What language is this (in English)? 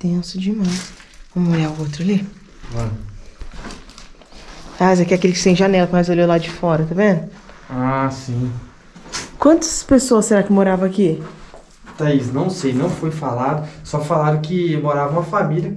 Portuguese